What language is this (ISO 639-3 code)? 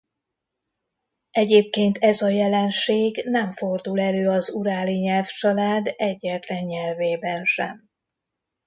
hun